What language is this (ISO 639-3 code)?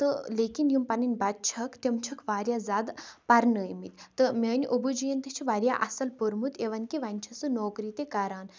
kas